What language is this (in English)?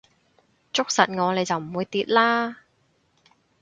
Cantonese